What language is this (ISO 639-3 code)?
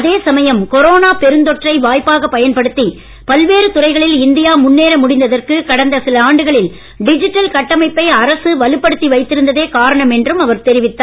tam